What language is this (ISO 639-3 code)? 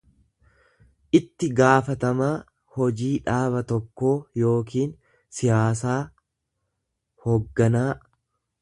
orm